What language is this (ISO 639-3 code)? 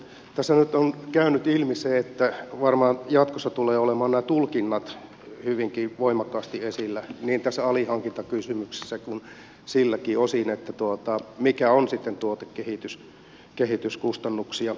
fin